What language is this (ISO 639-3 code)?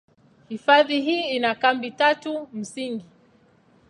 swa